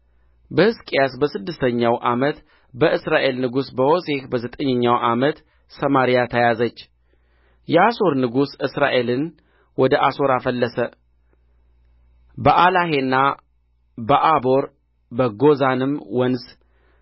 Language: Amharic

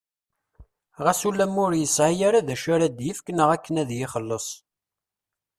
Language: Kabyle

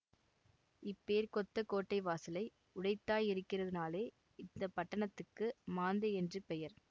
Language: Tamil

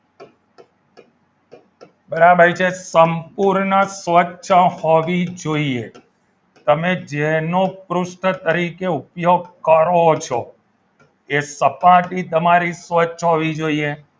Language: Gujarati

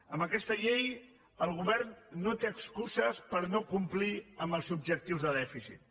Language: Catalan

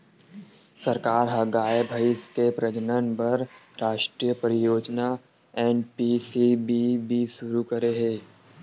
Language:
Chhattisgarhi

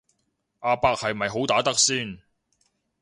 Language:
Cantonese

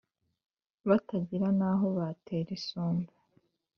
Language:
Kinyarwanda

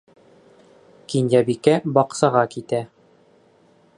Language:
Bashkir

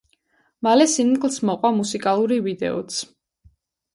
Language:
Georgian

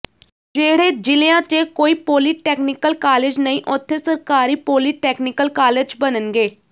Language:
Punjabi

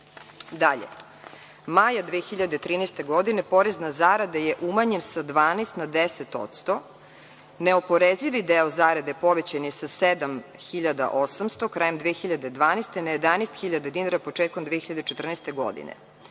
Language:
Serbian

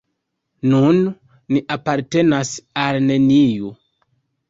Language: Esperanto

